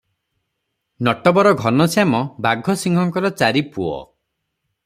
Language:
Odia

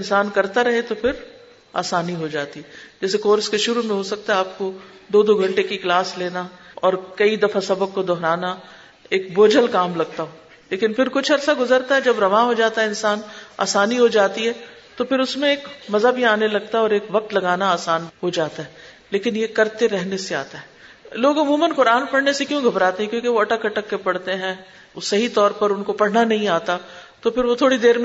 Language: Urdu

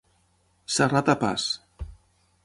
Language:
Catalan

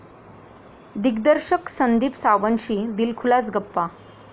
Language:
Marathi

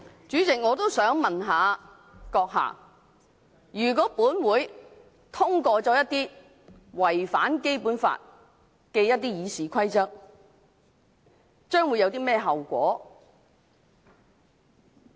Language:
Cantonese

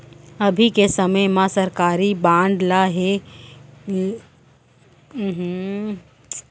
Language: Chhattisgarhi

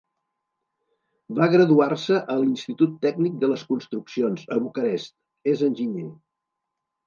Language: Catalan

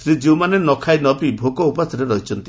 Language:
Odia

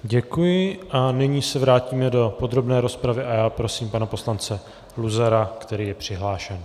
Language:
Czech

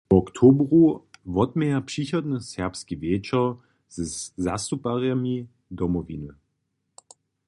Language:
Upper Sorbian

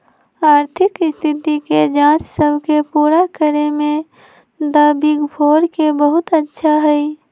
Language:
Magahi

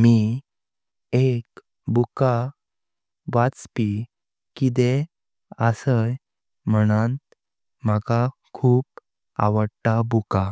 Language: Konkani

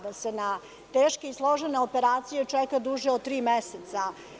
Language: Serbian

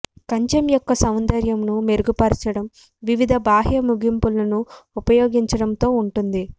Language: Telugu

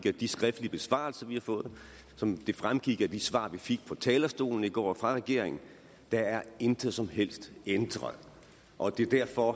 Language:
Danish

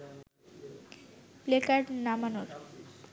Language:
Bangla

